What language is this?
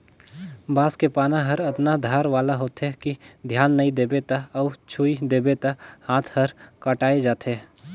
Chhattisgarhi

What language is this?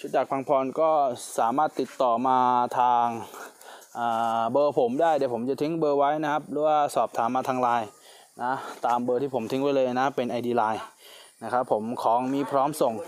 Thai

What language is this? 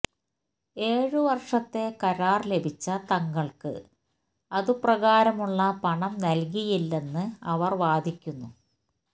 Malayalam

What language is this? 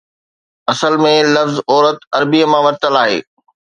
Sindhi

